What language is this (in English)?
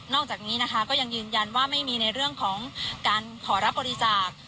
Thai